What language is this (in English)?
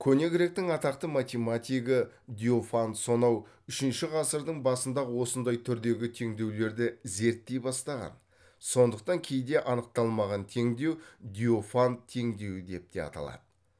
Kazakh